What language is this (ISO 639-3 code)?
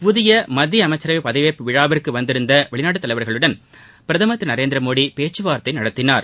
tam